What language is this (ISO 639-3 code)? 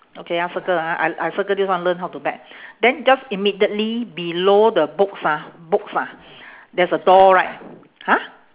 eng